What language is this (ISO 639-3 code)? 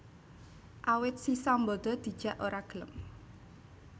jav